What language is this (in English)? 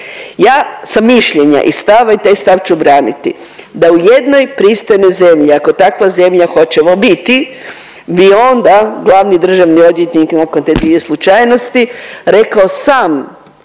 Croatian